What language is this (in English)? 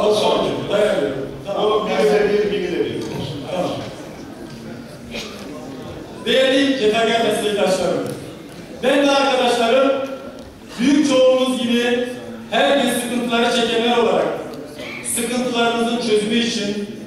Turkish